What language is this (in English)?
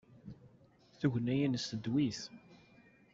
Kabyle